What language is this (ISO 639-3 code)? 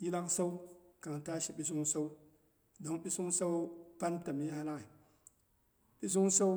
bux